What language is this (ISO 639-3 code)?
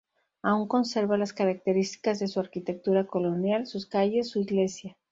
spa